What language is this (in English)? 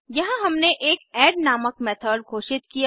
Hindi